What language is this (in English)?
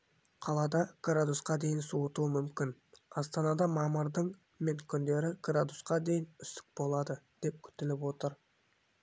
Kazakh